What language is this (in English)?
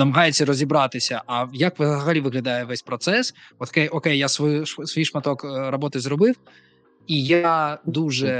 Ukrainian